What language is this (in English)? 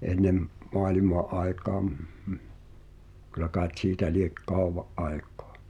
Finnish